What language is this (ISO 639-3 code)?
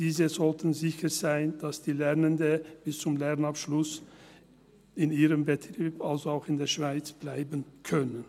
gsw